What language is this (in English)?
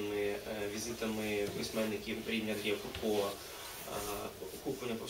Ukrainian